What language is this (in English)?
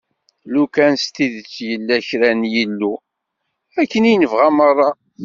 Kabyle